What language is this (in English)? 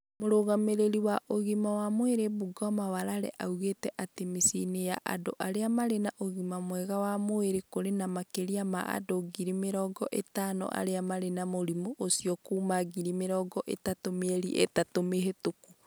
Kikuyu